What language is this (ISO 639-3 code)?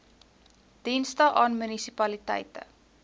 afr